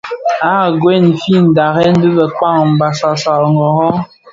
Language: Bafia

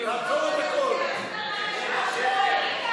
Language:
Hebrew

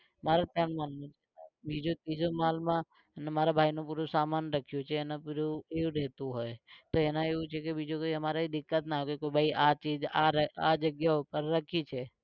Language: Gujarati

